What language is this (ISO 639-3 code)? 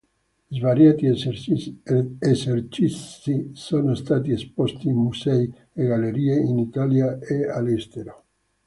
ita